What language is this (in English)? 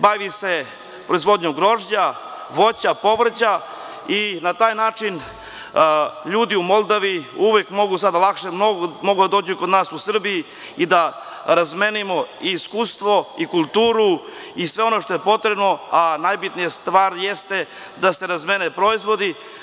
Serbian